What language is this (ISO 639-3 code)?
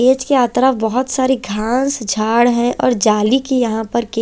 hin